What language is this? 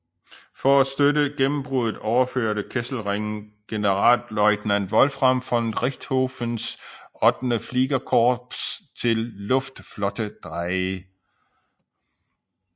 Danish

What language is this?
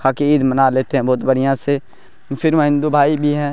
Urdu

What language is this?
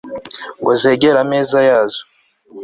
Kinyarwanda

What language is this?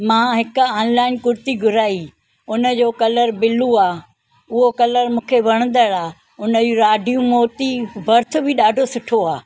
Sindhi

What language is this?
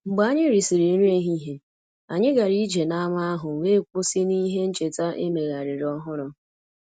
Igbo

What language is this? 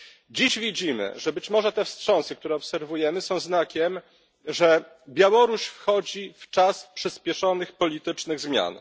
Polish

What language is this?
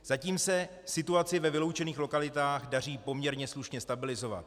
Czech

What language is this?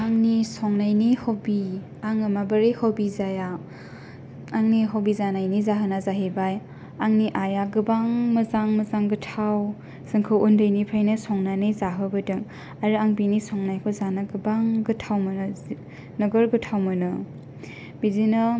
Bodo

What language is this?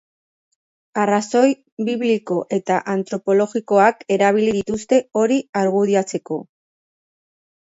Basque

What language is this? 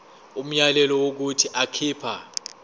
Zulu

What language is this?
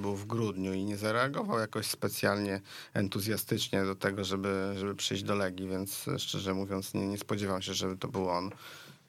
Polish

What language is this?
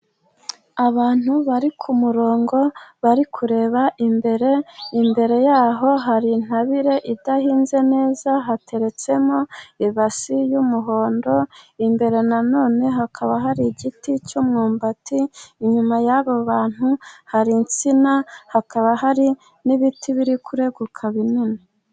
Kinyarwanda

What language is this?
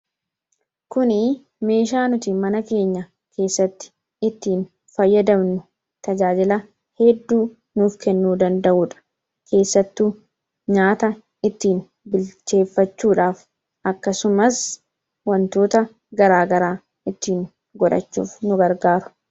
Oromo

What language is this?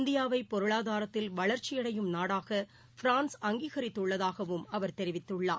Tamil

